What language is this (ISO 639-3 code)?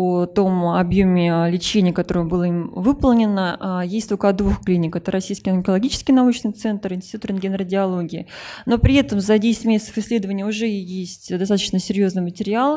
rus